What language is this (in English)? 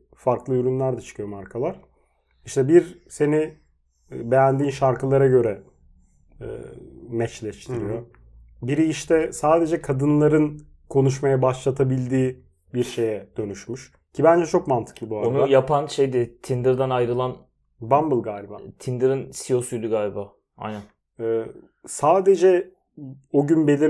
Turkish